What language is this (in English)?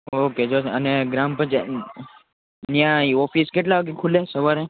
Gujarati